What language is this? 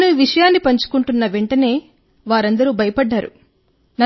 Telugu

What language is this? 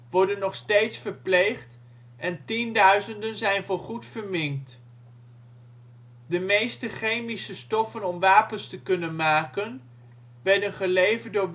Dutch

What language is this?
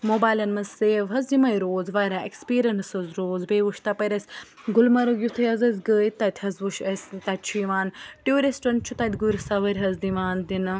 Kashmiri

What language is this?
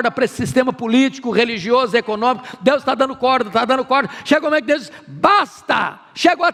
Portuguese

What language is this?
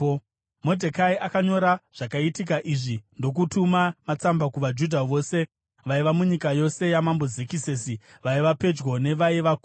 Shona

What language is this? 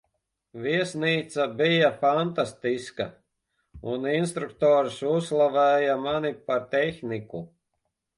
Latvian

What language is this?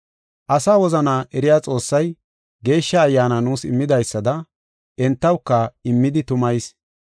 Gofa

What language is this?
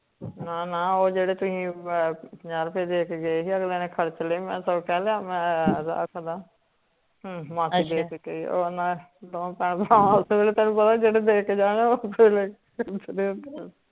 Punjabi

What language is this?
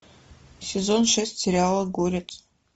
Russian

